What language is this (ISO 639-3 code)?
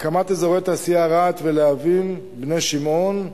heb